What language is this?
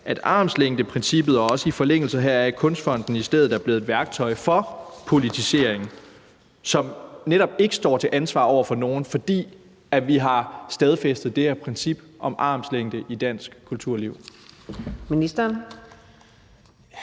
Danish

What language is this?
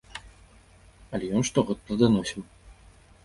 Belarusian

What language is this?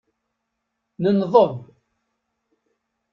Kabyle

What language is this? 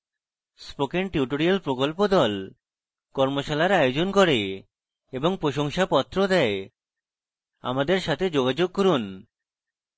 Bangla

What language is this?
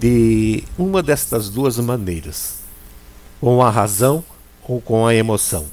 Portuguese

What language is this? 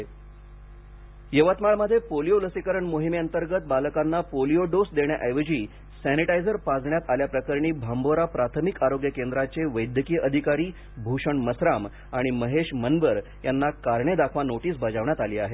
Marathi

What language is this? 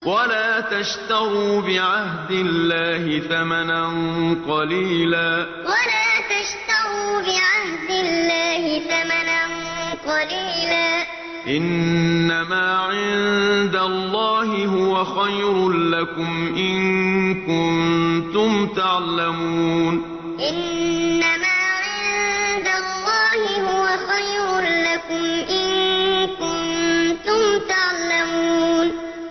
Arabic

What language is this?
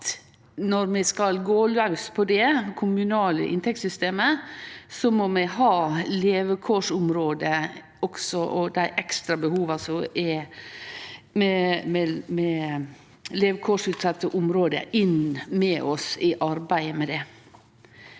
Norwegian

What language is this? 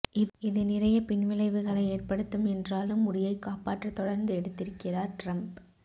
Tamil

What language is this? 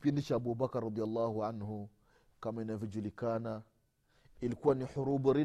Swahili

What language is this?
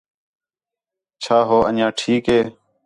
Khetrani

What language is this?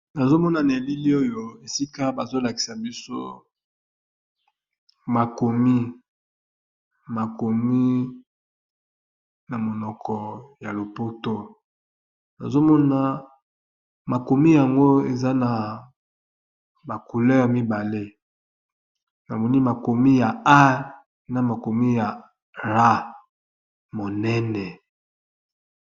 Lingala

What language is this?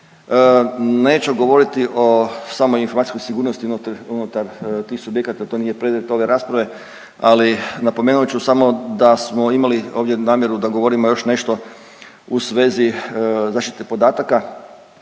Croatian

